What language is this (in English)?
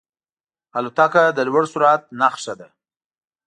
Pashto